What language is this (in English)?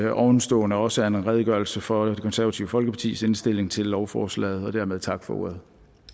Danish